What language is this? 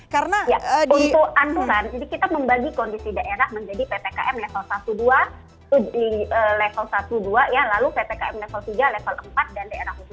Indonesian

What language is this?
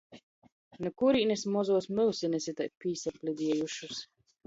Latgalian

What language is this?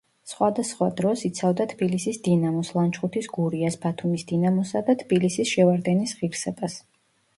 Georgian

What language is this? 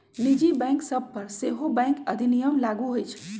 Magahi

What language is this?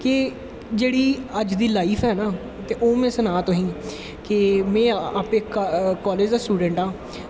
Dogri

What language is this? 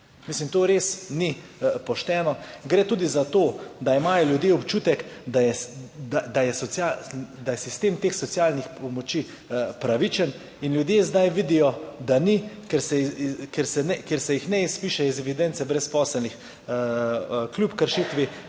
Slovenian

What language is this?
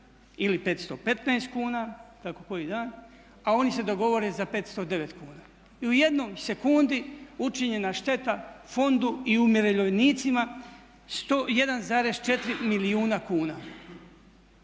Croatian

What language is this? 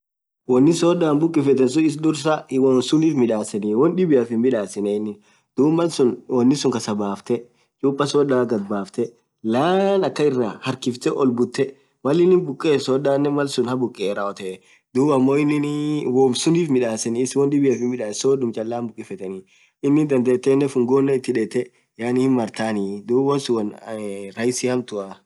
Orma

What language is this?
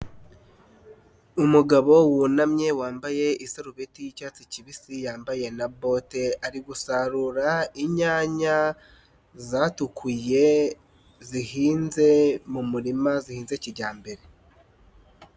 Kinyarwanda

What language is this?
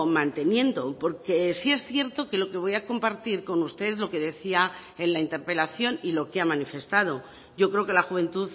Spanish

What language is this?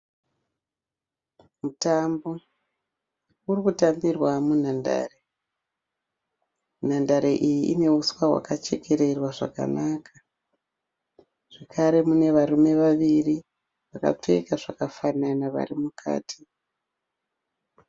Shona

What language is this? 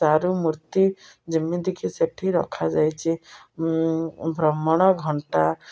Odia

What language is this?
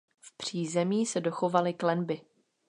Czech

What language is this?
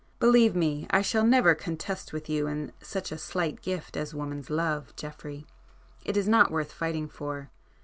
English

